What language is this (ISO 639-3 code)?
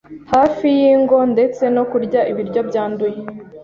kin